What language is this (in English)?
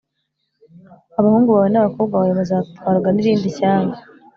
Kinyarwanda